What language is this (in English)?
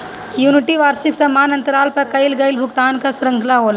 Bhojpuri